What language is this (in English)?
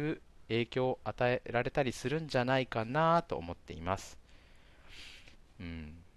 Japanese